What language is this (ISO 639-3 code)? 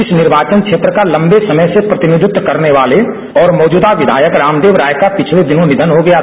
hin